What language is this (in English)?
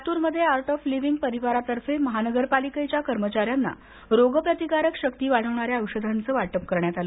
Marathi